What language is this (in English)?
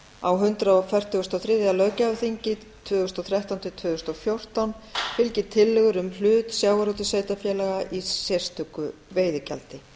Icelandic